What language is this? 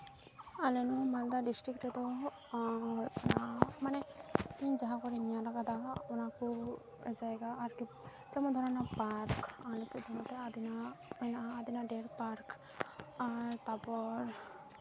Santali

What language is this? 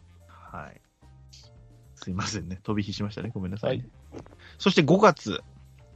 Japanese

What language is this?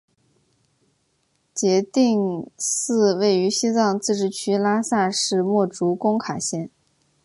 Chinese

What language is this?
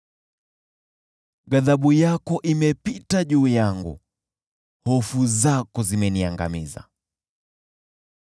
Swahili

